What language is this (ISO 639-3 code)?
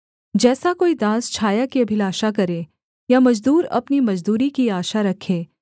hin